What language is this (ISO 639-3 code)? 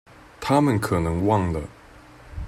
zho